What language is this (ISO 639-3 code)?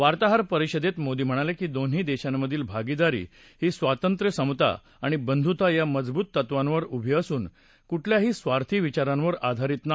mar